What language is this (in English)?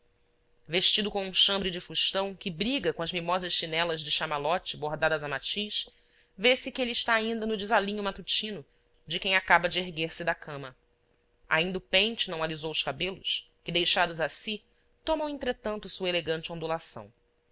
Portuguese